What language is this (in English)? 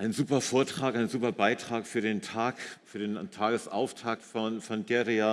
German